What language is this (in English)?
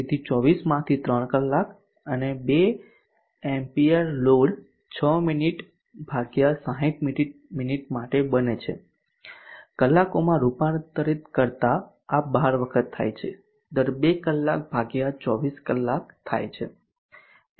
Gujarati